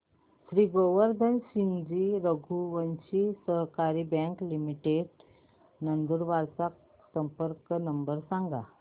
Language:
Marathi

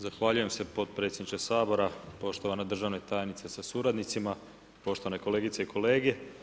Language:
Croatian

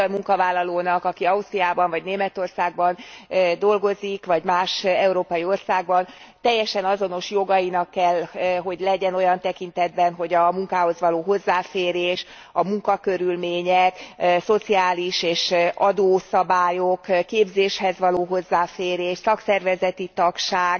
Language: Hungarian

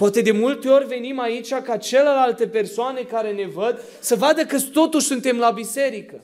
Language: Romanian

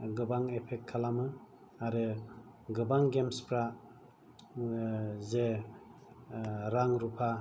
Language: Bodo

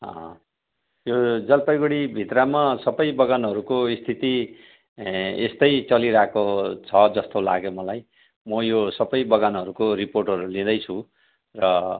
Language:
Nepali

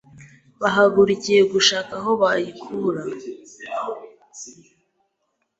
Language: Kinyarwanda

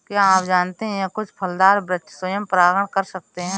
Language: Hindi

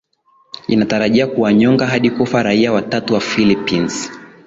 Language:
Swahili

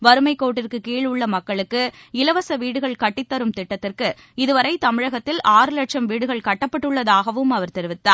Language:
Tamil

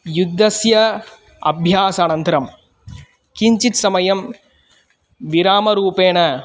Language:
Sanskrit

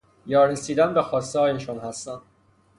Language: Persian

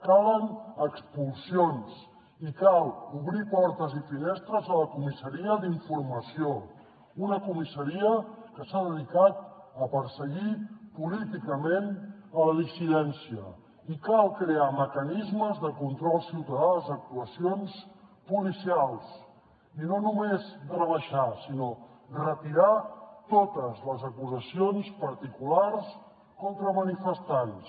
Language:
Catalan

